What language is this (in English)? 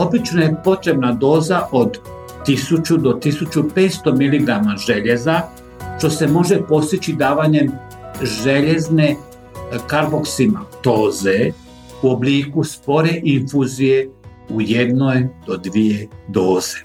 Croatian